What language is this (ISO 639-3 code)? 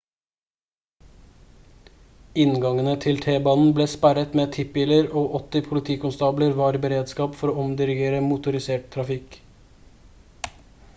nob